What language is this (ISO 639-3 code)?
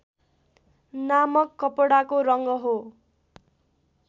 nep